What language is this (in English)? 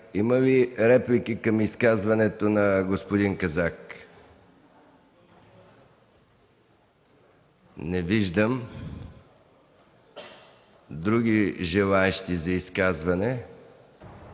Bulgarian